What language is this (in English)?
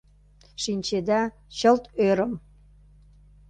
Mari